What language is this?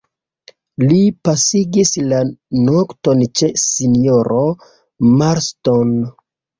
Esperanto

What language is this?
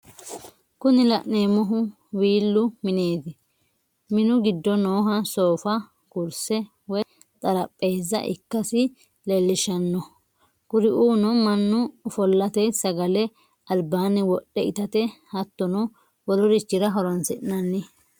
Sidamo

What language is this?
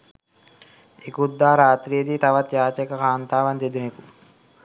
Sinhala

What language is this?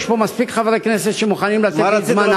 Hebrew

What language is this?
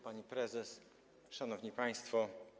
Polish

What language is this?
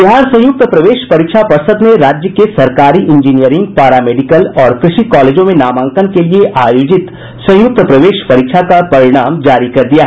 Hindi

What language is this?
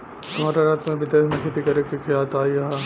Bhojpuri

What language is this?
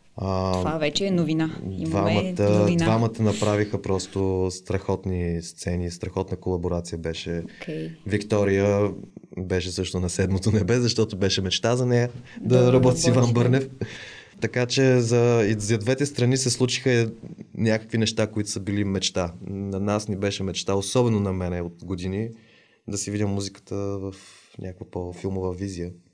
Bulgarian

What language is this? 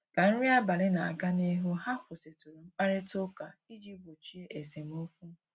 Igbo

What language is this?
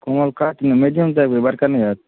Maithili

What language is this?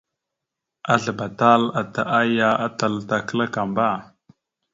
Mada (Cameroon)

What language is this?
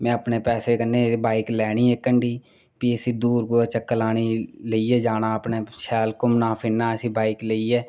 Dogri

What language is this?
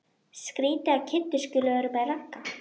Icelandic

